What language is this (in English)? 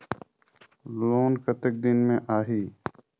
Chhattisgarhi